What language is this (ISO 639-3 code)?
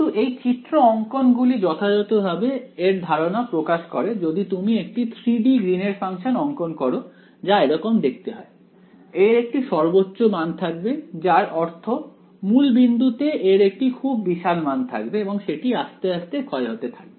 ben